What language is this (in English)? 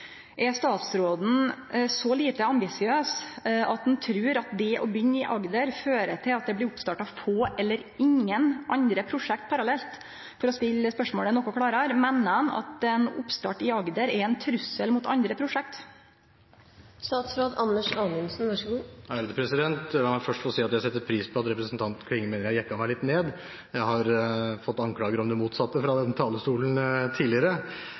Norwegian